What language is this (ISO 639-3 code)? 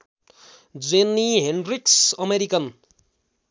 nep